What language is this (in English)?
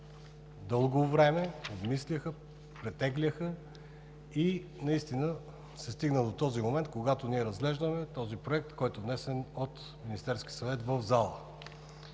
Bulgarian